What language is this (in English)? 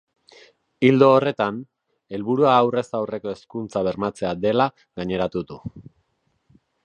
Basque